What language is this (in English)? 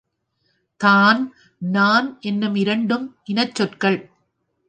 Tamil